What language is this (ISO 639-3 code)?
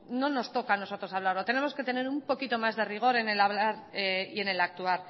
spa